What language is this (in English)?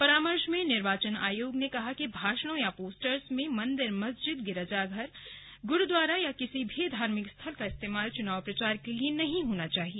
Hindi